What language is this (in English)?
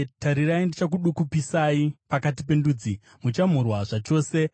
Shona